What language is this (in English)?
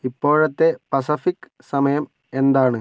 Malayalam